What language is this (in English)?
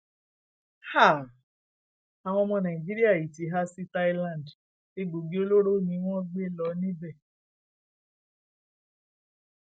Yoruba